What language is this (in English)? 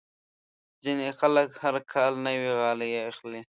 Pashto